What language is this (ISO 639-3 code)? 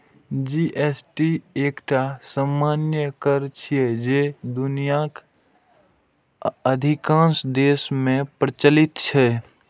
mai